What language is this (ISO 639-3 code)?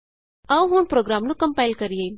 pan